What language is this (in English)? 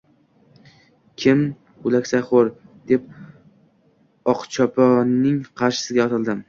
Uzbek